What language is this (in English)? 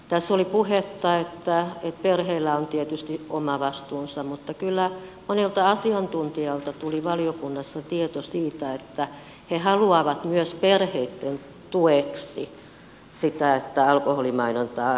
Finnish